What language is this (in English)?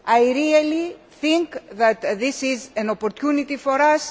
English